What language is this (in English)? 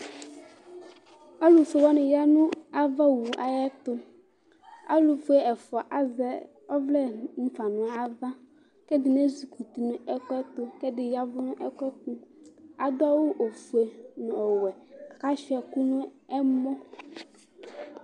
Ikposo